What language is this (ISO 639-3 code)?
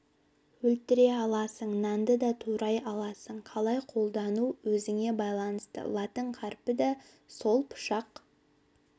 kaz